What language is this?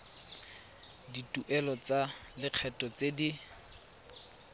Tswana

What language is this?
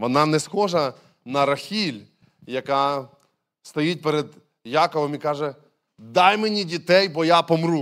Ukrainian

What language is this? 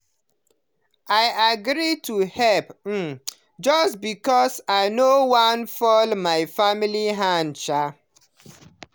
Nigerian Pidgin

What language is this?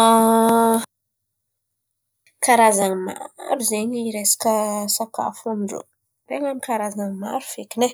Antankarana Malagasy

